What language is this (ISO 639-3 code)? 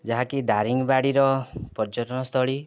ori